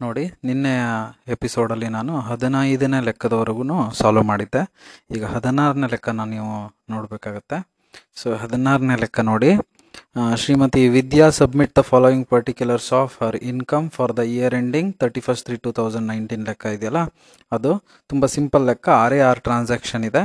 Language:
Kannada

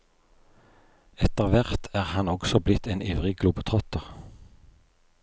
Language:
Norwegian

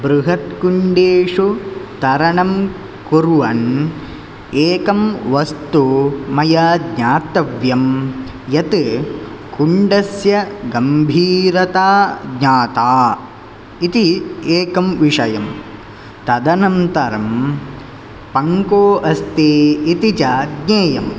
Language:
Sanskrit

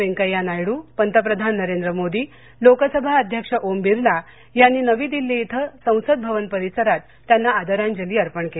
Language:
Marathi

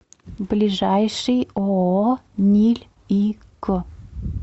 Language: Russian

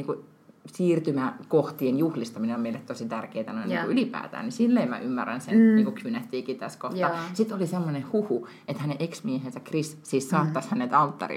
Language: Finnish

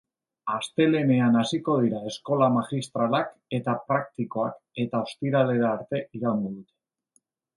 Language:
Basque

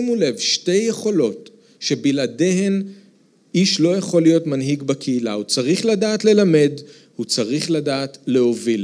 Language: Hebrew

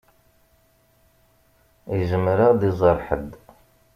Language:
Kabyle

